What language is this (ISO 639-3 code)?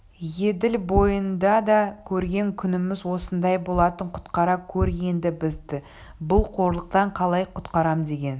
kaz